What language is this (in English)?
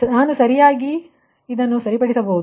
Kannada